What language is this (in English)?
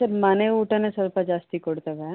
Kannada